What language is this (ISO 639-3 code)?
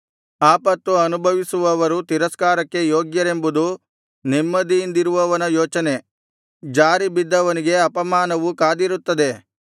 kan